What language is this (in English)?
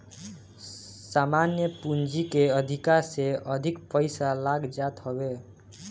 Bhojpuri